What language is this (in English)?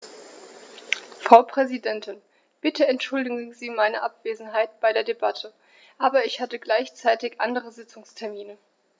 German